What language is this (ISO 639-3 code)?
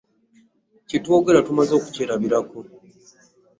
lug